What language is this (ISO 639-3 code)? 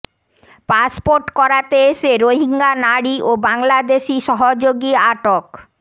ben